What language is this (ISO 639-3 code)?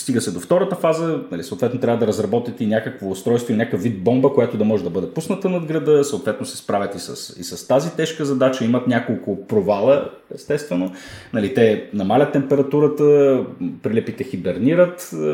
bul